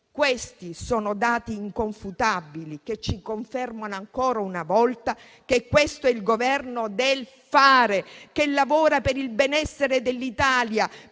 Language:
Italian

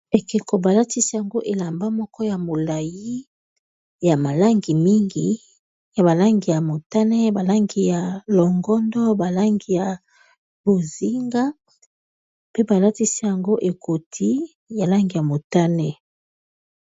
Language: Lingala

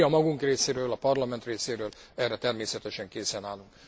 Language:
Hungarian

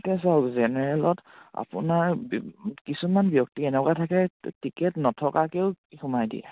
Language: Assamese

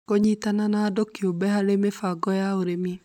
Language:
Kikuyu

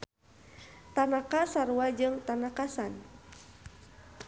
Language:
Sundanese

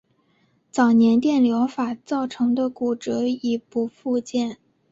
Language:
Chinese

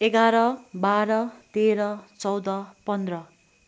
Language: Nepali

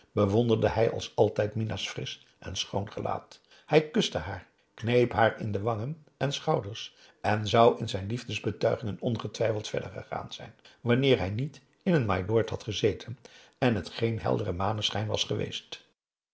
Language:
Dutch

